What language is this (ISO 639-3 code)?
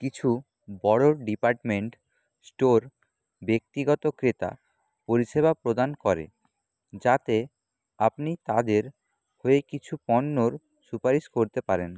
ben